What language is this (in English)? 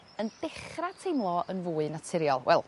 Welsh